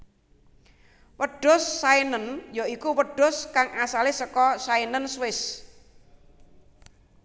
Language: Javanese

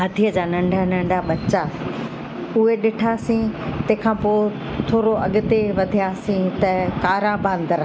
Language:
Sindhi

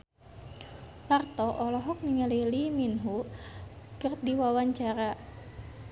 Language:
Sundanese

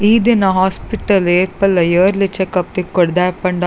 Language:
Tulu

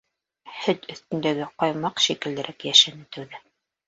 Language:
Bashkir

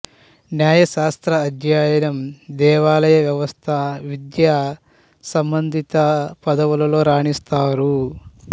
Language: Telugu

